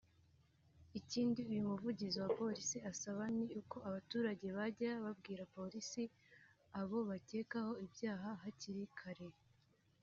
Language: Kinyarwanda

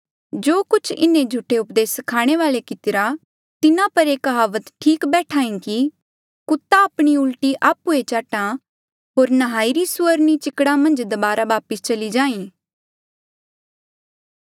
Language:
Mandeali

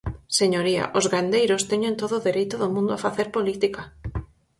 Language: Galician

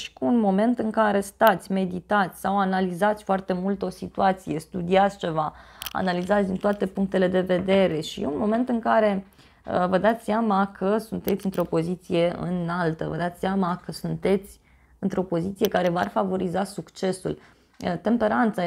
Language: Romanian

